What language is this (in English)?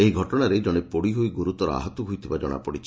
Odia